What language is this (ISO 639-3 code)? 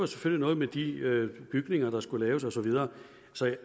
dan